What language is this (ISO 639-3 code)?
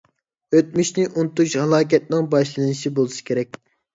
uig